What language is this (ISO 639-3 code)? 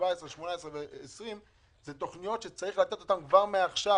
heb